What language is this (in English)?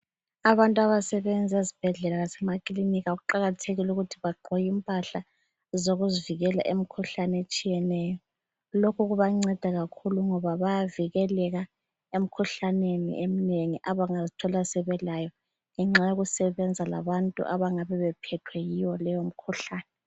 North Ndebele